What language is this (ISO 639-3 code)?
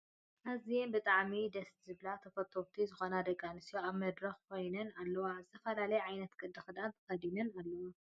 tir